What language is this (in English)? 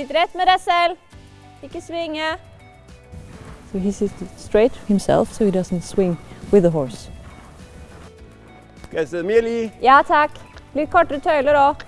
German